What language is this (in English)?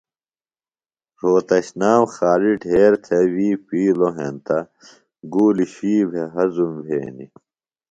Phalura